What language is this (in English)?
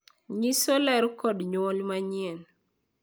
Luo (Kenya and Tanzania)